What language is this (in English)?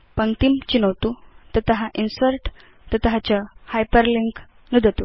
Sanskrit